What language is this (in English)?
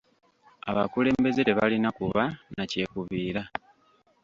Ganda